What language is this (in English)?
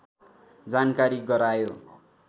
Nepali